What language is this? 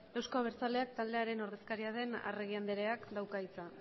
Basque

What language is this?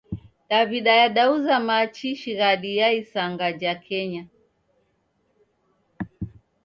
Taita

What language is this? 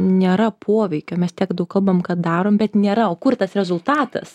Lithuanian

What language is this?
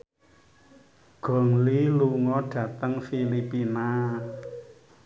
Javanese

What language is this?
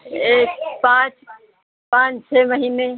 Hindi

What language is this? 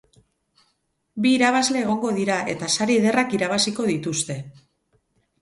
Basque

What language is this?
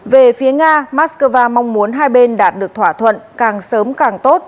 Vietnamese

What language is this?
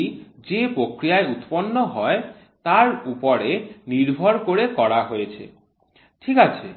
Bangla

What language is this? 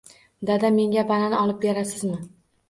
Uzbek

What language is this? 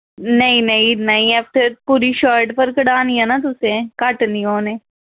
Dogri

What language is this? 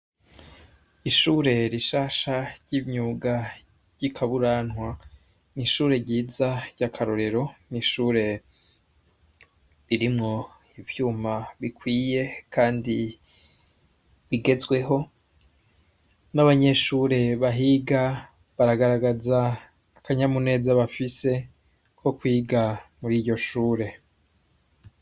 Rundi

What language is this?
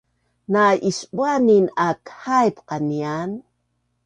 Bunun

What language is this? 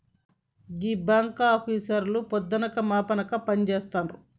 Telugu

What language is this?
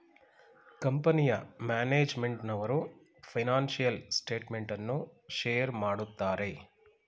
Kannada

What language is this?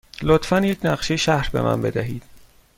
Persian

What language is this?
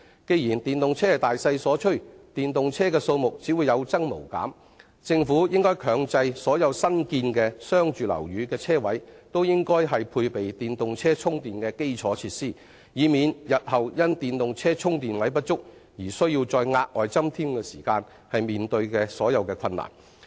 Cantonese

